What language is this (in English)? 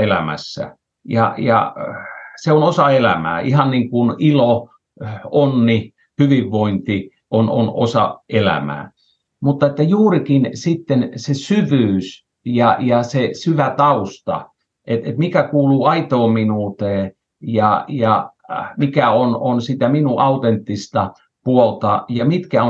Finnish